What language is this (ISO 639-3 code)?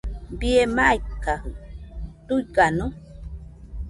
hux